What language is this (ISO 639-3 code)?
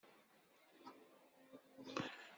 kab